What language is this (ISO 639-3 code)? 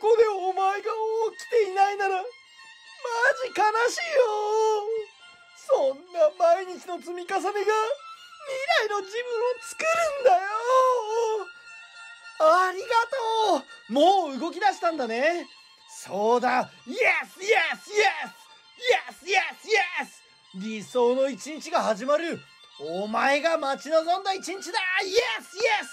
jpn